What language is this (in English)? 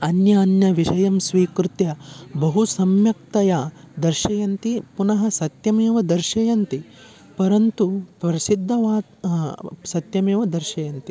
Sanskrit